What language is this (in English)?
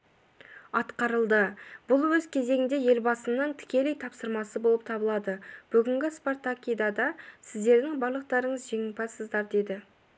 Kazakh